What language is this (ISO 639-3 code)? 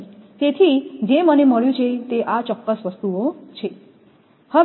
guj